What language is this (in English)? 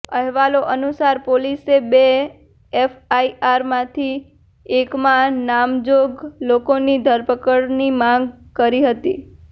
Gujarati